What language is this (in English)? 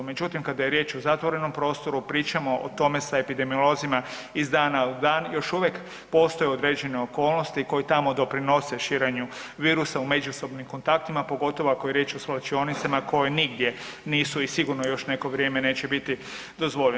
Croatian